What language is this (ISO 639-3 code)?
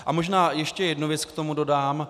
ces